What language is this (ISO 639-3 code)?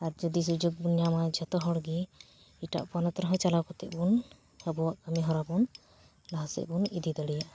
sat